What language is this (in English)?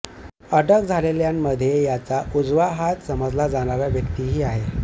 Marathi